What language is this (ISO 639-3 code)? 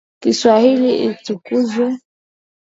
swa